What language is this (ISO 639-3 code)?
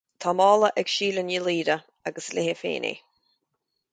gle